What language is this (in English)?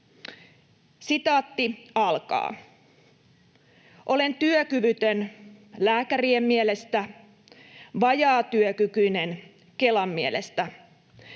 Finnish